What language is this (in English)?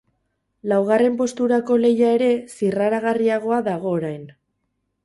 Basque